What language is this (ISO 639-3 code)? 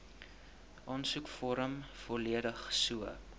afr